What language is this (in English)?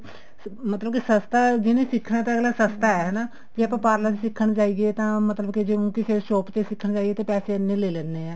Punjabi